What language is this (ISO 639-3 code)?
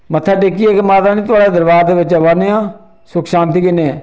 doi